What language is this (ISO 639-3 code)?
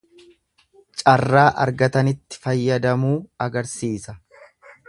orm